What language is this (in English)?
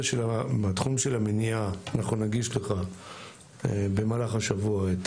Hebrew